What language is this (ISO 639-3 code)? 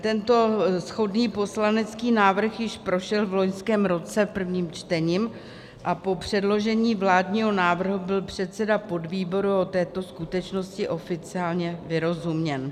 ces